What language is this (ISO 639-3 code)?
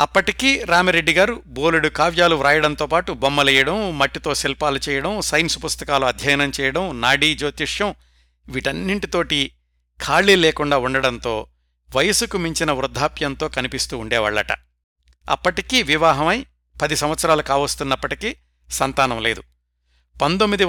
tel